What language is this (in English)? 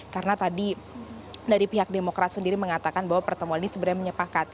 Indonesian